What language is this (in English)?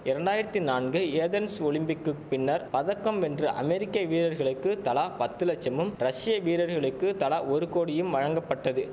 Tamil